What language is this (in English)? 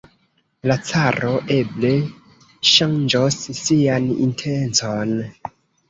Esperanto